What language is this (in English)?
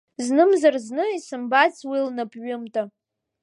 Abkhazian